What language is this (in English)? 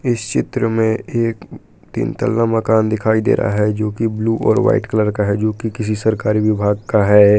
Hindi